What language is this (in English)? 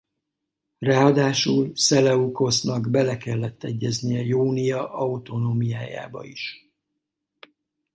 Hungarian